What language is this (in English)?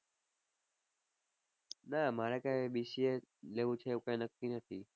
Gujarati